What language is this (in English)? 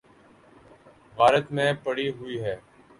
Urdu